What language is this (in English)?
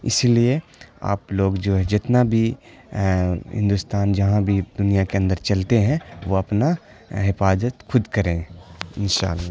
Urdu